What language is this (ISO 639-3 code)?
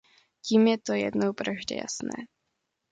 ces